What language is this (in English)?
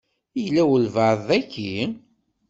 Kabyle